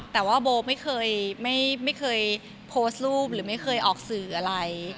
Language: Thai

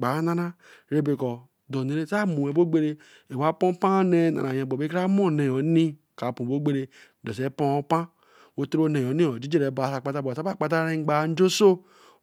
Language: Eleme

